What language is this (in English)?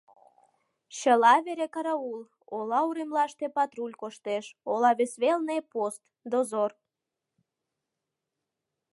Mari